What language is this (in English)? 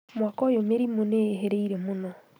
Kikuyu